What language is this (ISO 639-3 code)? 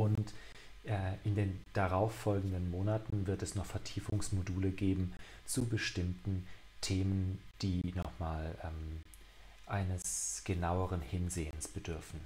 deu